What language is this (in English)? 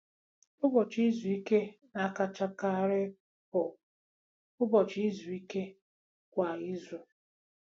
Igbo